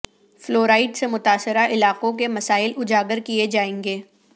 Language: Urdu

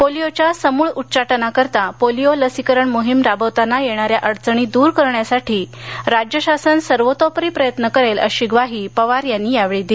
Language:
Marathi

